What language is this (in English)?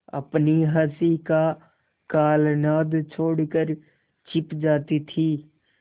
Hindi